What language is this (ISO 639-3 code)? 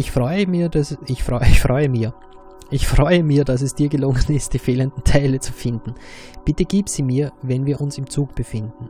deu